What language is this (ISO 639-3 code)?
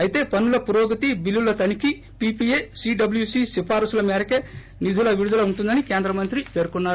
tel